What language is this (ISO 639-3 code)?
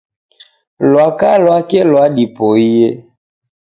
dav